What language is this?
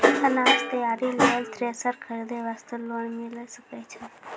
Maithili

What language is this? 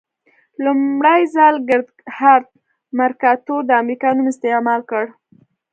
Pashto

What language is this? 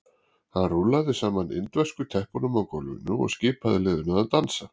Icelandic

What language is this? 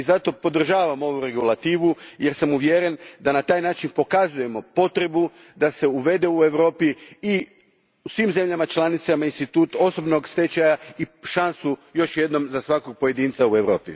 Croatian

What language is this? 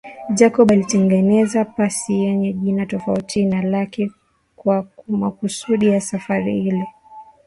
Swahili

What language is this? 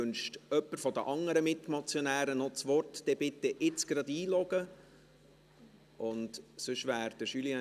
Swiss German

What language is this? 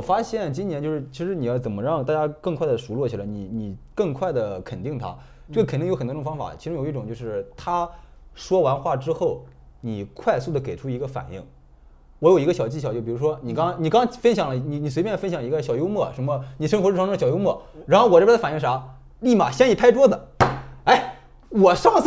Chinese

